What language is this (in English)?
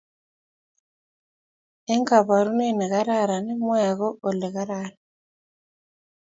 Kalenjin